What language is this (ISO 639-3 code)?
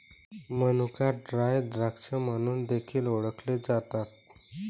mar